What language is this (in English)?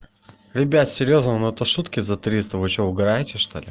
Russian